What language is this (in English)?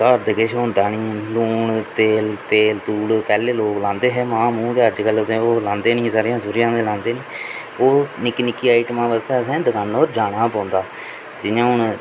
Dogri